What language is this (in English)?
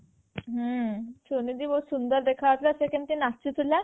Odia